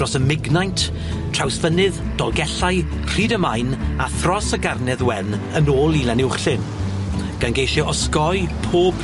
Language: Welsh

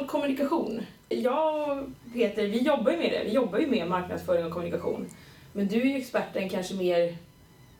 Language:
Swedish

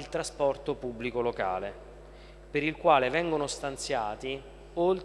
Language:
Italian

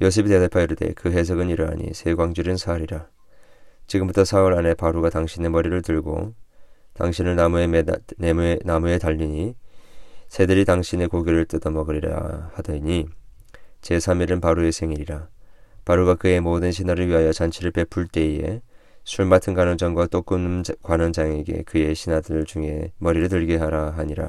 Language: Korean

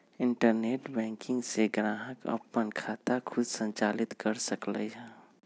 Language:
Magahi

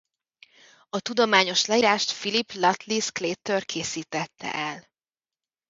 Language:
Hungarian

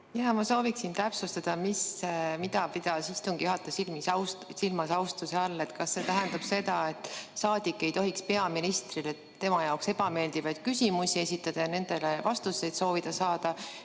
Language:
Estonian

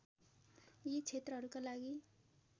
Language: Nepali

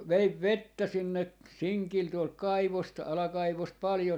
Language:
Finnish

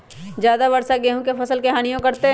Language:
Magahi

